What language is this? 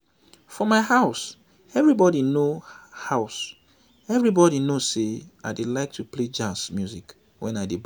Nigerian Pidgin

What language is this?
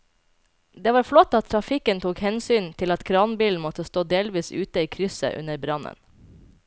Norwegian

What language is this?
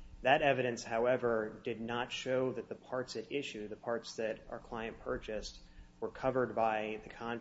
English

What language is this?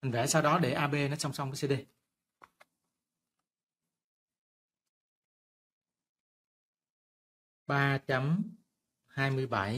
Vietnamese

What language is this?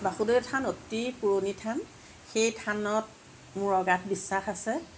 Assamese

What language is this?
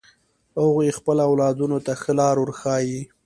Pashto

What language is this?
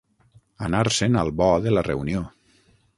Catalan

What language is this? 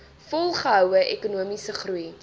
Afrikaans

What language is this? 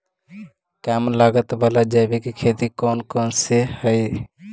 Magahi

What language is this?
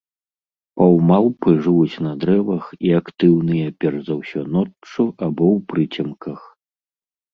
Belarusian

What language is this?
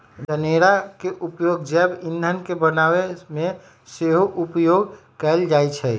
Magahi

